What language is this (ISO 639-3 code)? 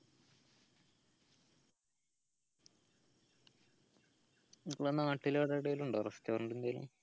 mal